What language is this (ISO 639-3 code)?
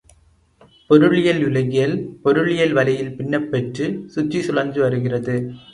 tam